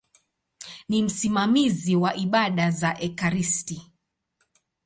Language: Swahili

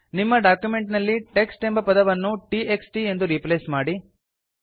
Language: Kannada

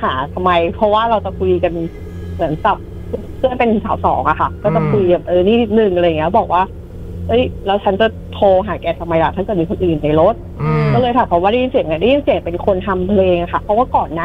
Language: Thai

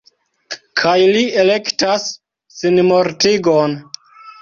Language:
Esperanto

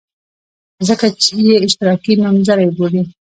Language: Pashto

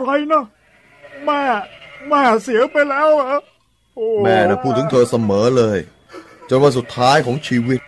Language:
Thai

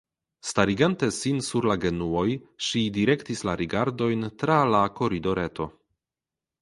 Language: Esperanto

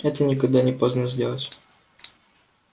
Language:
Russian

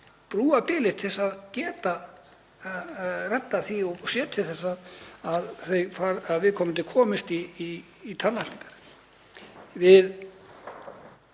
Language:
Icelandic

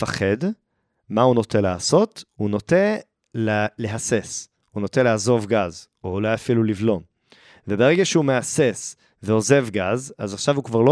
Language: Hebrew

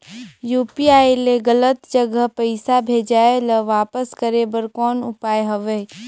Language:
Chhattisgarhi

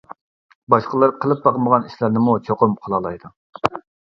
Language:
Uyghur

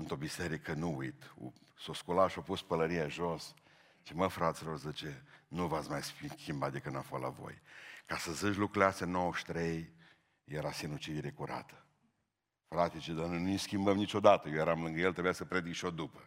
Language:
Romanian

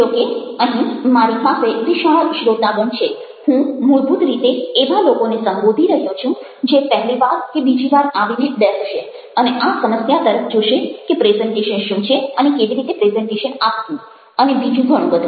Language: Gujarati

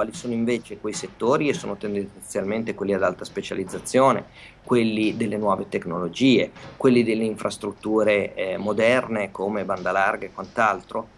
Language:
Italian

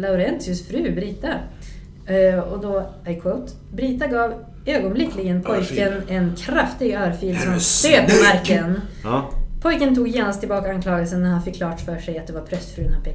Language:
Swedish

